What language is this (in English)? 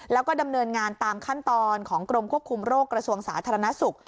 Thai